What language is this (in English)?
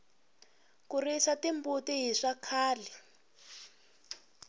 Tsonga